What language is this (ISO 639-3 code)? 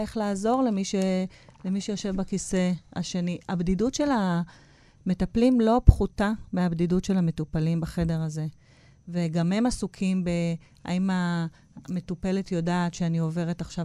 heb